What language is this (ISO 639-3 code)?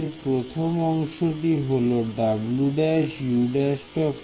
ben